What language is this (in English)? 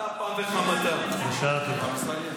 Hebrew